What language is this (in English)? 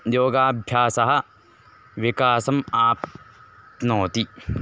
Sanskrit